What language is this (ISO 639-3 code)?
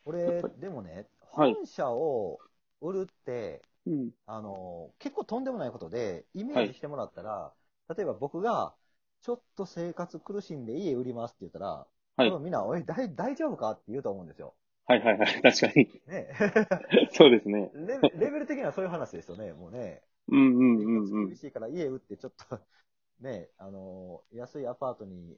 jpn